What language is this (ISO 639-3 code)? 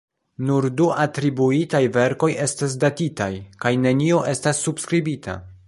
epo